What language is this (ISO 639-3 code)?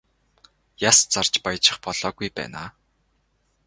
mon